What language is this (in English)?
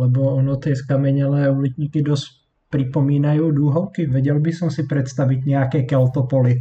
Slovak